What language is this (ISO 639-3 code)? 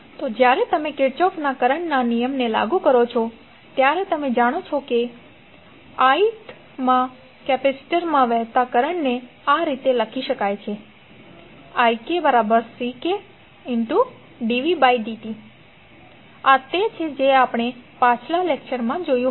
guj